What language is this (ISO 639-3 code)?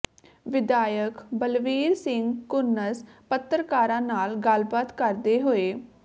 pan